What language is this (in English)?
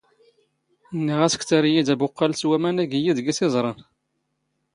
Standard Moroccan Tamazight